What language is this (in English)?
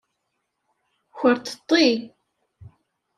Kabyle